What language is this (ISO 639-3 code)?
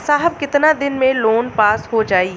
bho